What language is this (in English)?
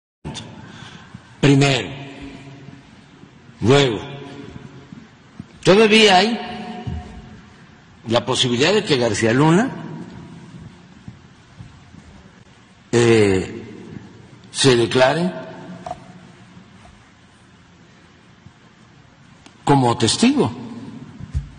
Spanish